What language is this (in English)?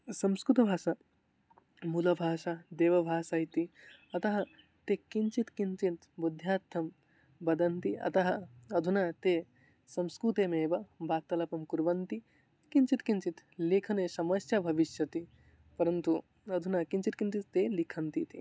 Sanskrit